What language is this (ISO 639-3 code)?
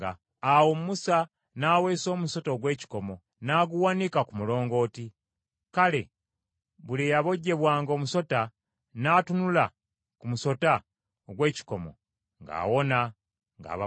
lug